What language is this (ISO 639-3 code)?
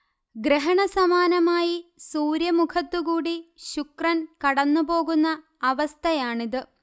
mal